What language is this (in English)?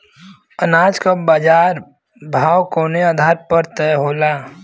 Bhojpuri